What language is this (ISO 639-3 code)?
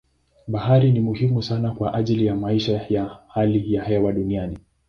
swa